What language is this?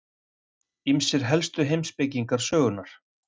Icelandic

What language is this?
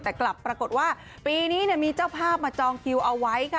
Thai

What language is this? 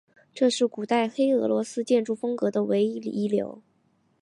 Chinese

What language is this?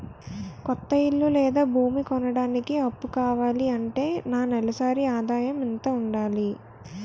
Telugu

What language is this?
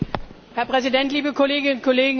German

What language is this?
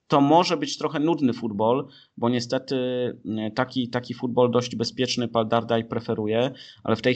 Polish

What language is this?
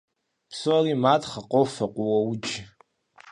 Kabardian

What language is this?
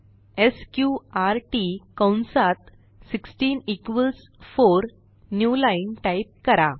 Marathi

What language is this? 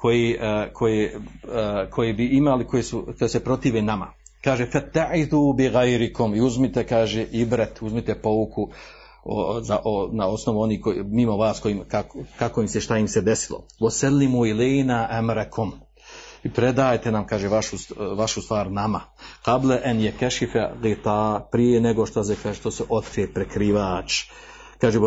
Croatian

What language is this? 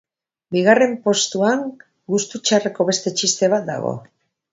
Basque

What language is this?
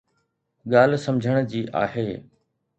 Sindhi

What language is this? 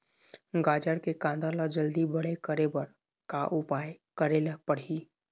Chhattisgarhi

